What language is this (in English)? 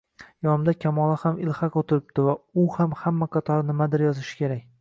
Uzbek